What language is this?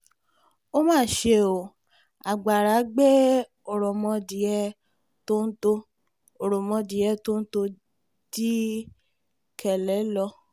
Yoruba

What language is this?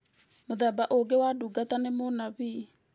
Kikuyu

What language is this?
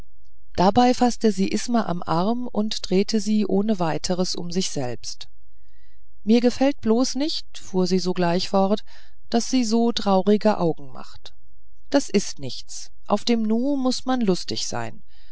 German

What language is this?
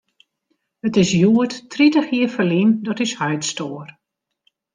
Western Frisian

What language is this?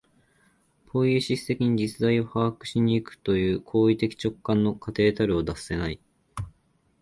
Japanese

